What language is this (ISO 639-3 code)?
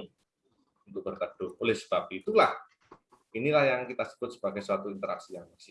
ind